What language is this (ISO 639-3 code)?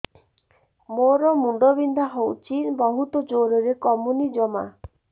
ori